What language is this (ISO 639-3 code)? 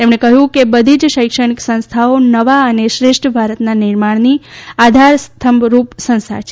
guj